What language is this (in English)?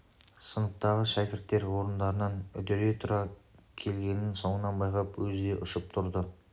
Kazakh